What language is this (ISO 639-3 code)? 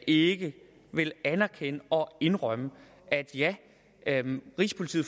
dan